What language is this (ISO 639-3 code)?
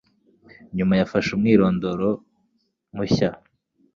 kin